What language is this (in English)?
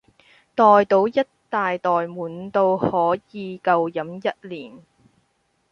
Cantonese